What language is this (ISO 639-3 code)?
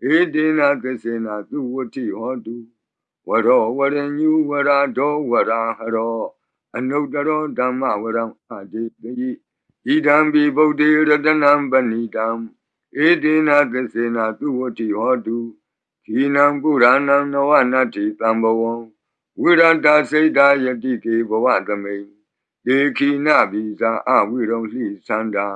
mya